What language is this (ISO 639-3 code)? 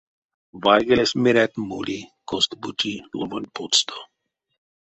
myv